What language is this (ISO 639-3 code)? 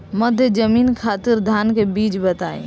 bho